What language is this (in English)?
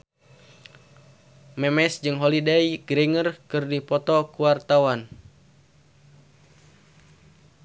Sundanese